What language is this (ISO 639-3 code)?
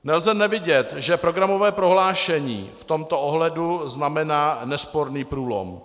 ces